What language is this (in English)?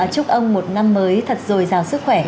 Vietnamese